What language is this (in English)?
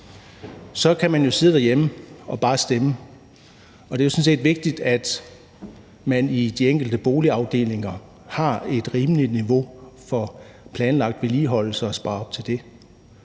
Danish